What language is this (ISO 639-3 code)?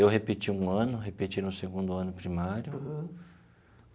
por